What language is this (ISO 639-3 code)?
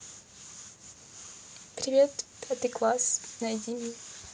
rus